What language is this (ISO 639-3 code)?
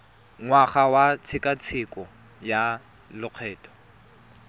tsn